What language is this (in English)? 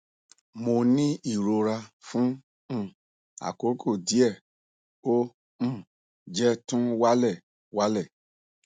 Yoruba